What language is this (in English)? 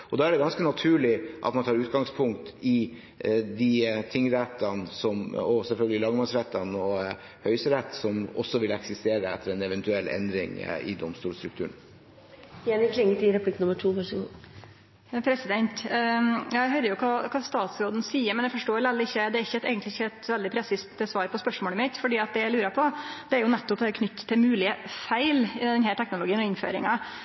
Norwegian